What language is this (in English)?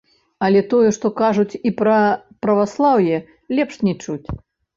Belarusian